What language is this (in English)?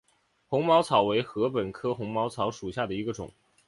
Chinese